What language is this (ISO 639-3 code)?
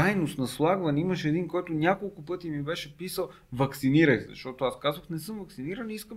bul